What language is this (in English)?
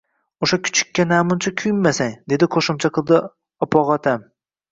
Uzbek